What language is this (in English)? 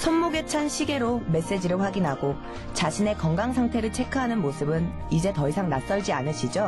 Korean